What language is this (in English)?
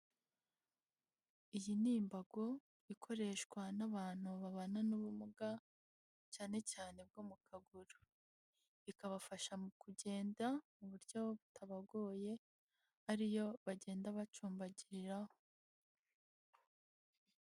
Kinyarwanda